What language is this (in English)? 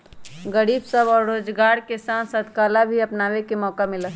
Magahi